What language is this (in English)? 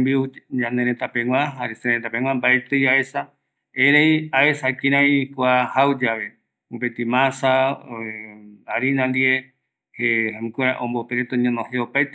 Eastern Bolivian Guaraní